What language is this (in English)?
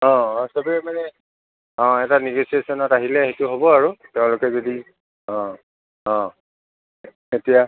Assamese